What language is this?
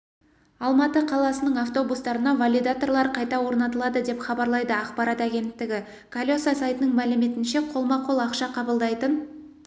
Kazakh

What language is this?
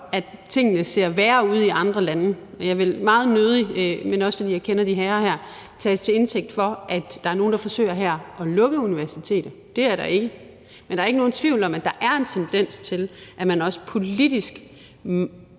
Danish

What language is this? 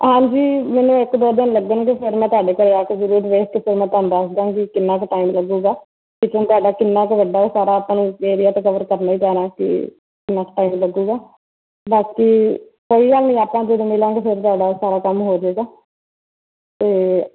Punjabi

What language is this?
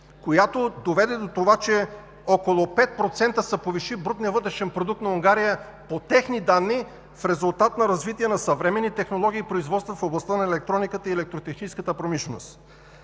Bulgarian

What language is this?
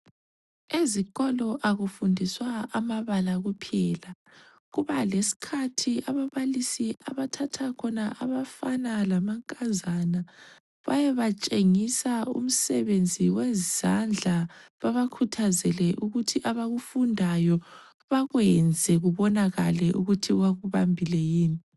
North Ndebele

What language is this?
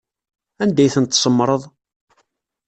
Kabyle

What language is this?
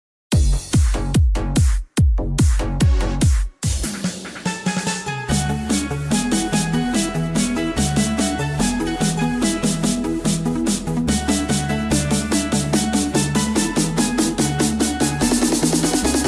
Vietnamese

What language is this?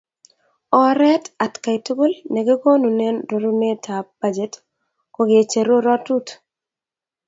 Kalenjin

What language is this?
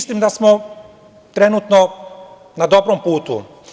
Serbian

